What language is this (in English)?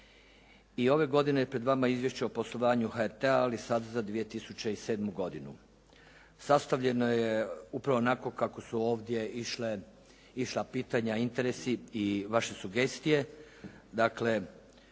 Croatian